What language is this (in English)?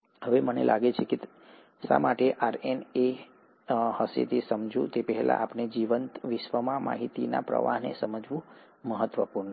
Gujarati